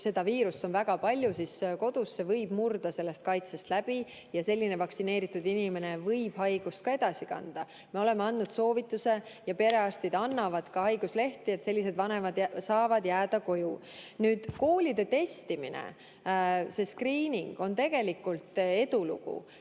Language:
Estonian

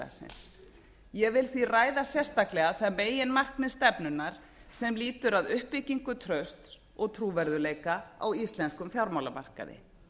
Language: Icelandic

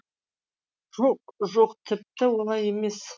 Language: Kazakh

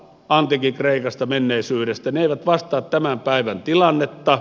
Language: Finnish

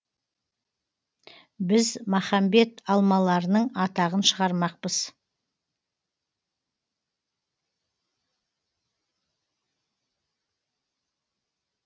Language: Kazakh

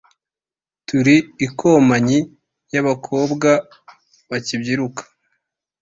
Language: Kinyarwanda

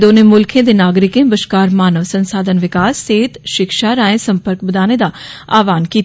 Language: Dogri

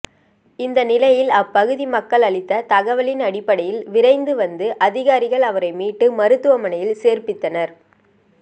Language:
Tamil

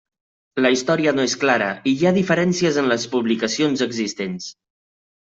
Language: Catalan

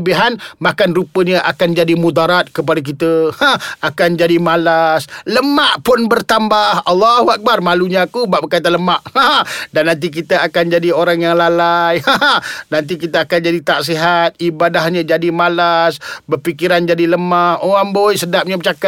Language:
Malay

